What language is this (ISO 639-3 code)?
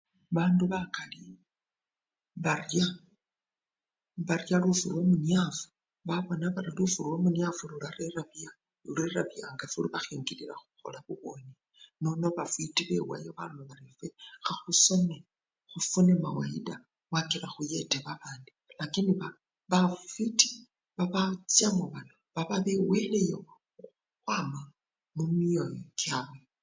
luy